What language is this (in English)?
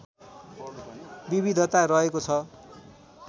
Nepali